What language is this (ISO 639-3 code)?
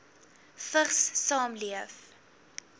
afr